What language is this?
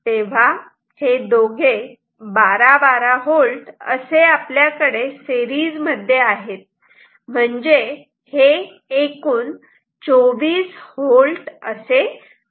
Marathi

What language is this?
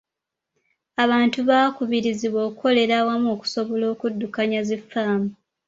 Ganda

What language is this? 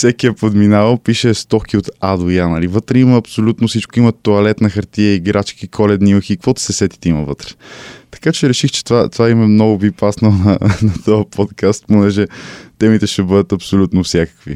Bulgarian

